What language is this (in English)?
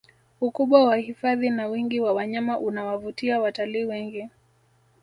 Swahili